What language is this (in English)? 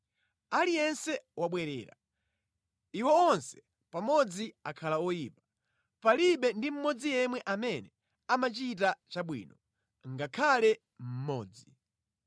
Nyanja